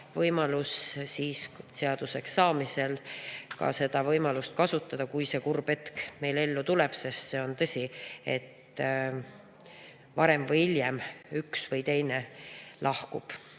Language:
Estonian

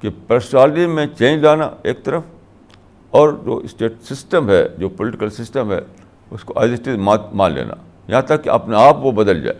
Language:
Urdu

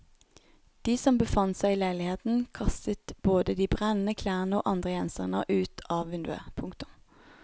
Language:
Norwegian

